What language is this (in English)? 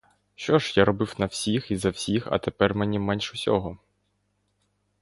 Ukrainian